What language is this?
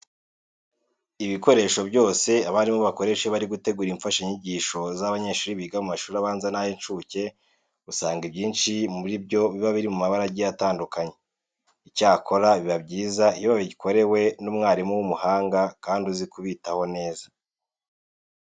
Kinyarwanda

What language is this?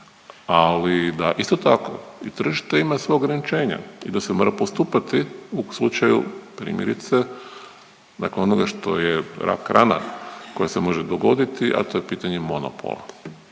Croatian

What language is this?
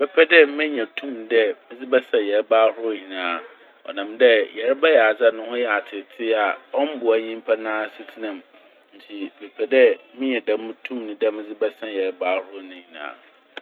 Akan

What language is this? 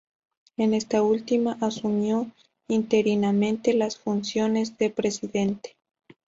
Spanish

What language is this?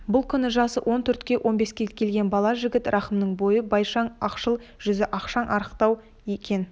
Kazakh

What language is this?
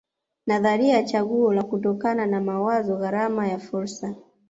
Swahili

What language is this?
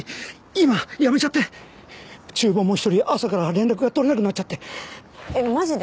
Japanese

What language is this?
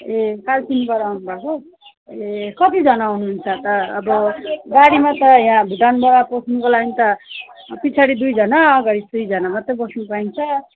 Nepali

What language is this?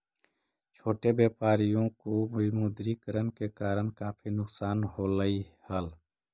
Magahi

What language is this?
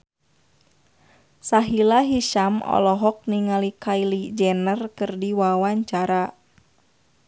Sundanese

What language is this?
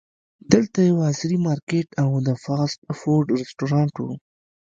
Pashto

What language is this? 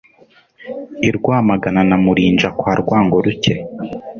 Kinyarwanda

